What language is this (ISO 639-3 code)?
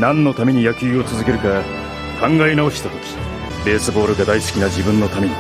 jpn